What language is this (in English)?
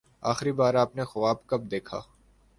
Urdu